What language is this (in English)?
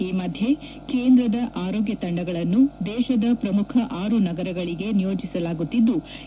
Kannada